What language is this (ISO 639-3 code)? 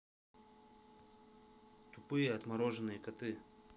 rus